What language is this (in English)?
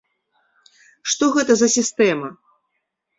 Belarusian